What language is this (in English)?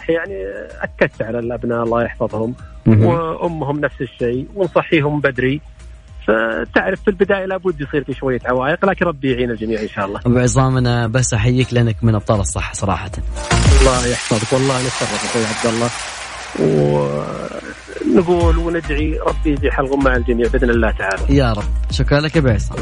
Arabic